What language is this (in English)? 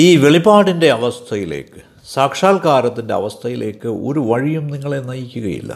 Malayalam